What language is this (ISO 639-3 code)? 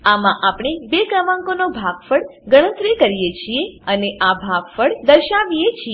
guj